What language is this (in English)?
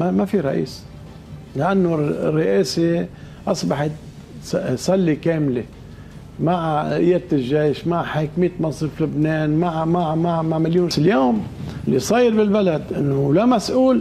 Arabic